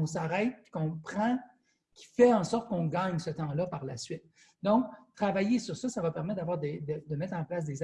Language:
French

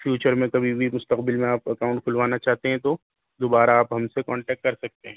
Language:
Urdu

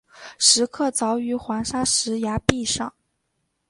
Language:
Chinese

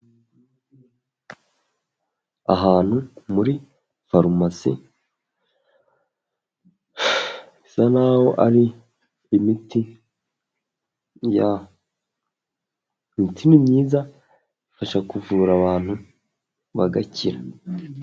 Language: Kinyarwanda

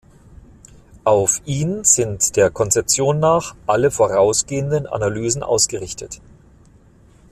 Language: German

